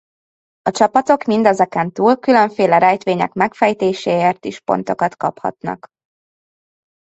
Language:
Hungarian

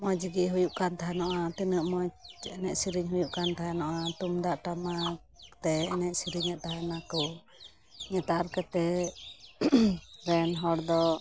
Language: Santali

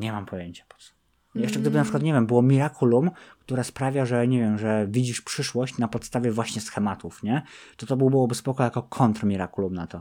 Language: Polish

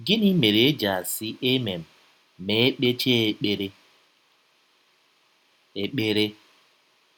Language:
Igbo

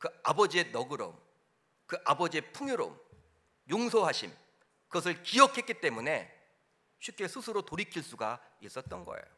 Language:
Korean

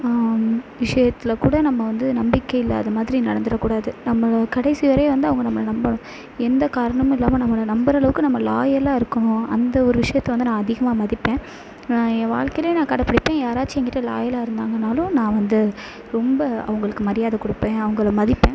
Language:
Tamil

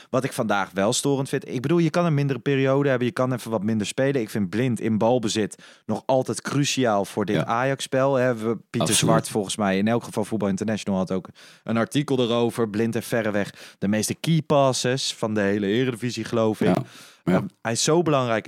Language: Dutch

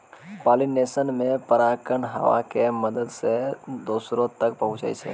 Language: Maithili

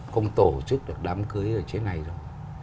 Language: Vietnamese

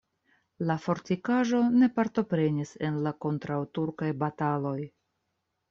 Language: Esperanto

